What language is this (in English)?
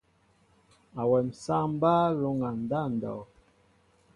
Mbo (Cameroon)